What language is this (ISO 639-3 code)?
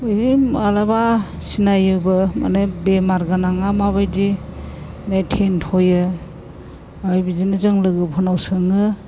brx